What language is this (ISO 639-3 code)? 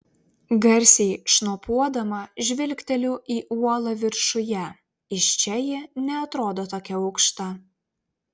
lit